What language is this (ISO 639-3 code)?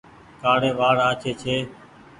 gig